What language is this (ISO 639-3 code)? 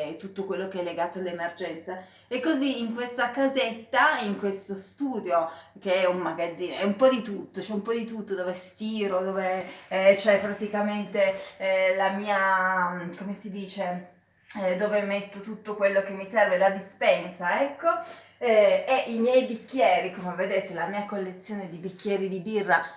ita